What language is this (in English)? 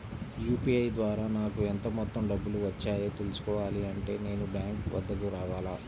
Telugu